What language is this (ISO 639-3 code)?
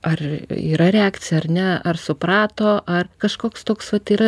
lit